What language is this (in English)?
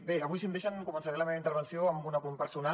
Catalan